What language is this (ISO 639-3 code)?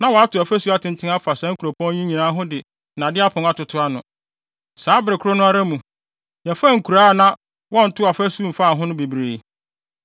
aka